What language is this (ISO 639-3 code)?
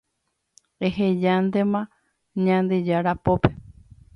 grn